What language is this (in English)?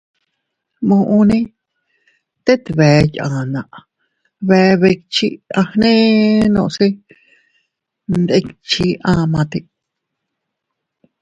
Teutila Cuicatec